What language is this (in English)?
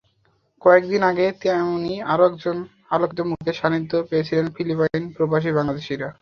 Bangla